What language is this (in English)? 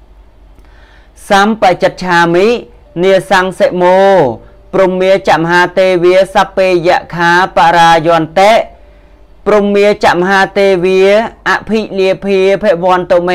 Thai